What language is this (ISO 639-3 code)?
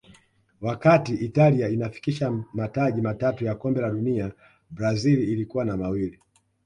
swa